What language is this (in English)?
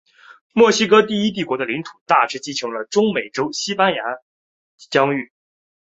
Chinese